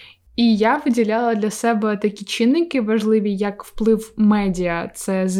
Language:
Ukrainian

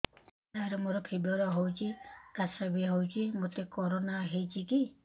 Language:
Odia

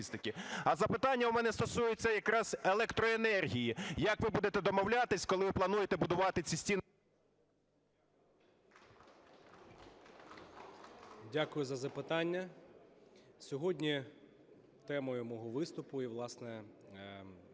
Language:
Ukrainian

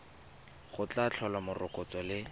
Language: Tswana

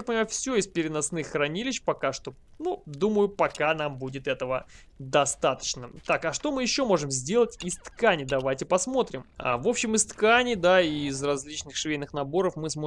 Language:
Russian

